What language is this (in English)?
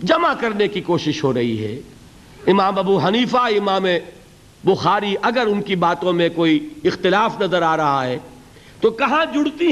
Urdu